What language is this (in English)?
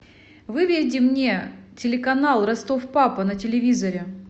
Russian